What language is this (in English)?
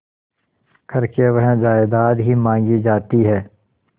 Hindi